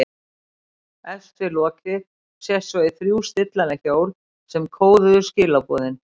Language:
Icelandic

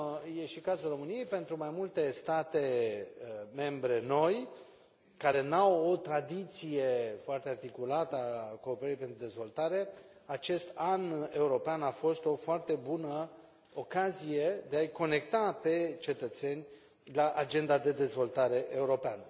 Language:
Romanian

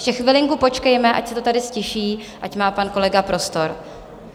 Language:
Czech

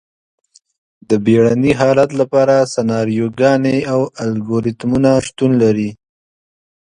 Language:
Pashto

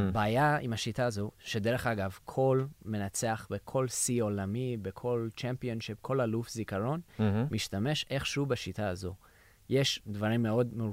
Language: Hebrew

